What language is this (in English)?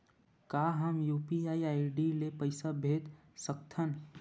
Chhattisgarhi